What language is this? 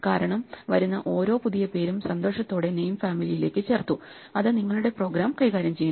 Malayalam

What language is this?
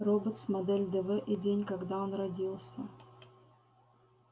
Russian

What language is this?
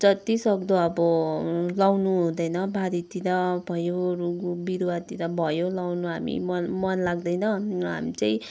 Nepali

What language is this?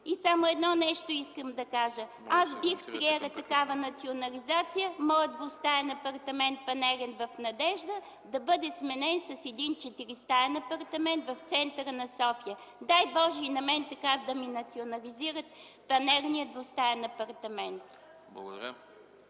Bulgarian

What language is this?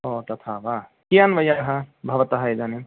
Sanskrit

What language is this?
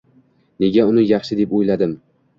Uzbek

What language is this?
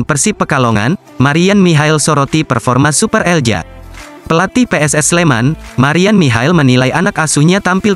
Indonesian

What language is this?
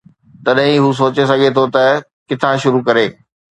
Sindhi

